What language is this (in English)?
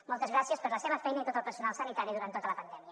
Catalan